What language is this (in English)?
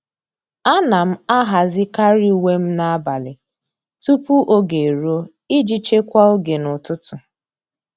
Igbo